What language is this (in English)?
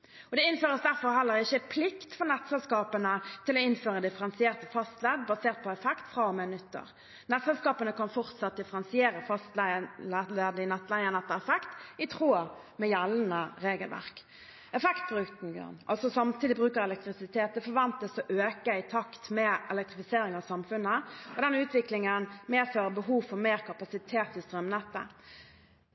Norwegian Bokmål